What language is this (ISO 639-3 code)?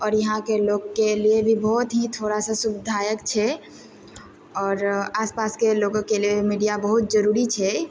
mai